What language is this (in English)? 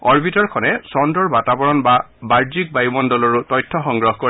Assamese